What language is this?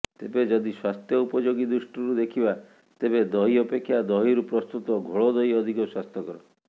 Odia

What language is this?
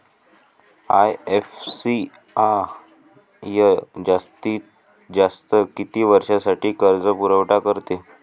Marathi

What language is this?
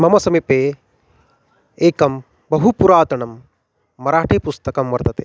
Sanskrit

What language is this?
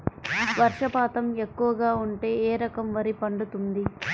Telugu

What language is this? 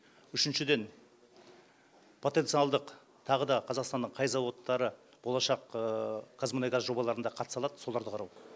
Kazakh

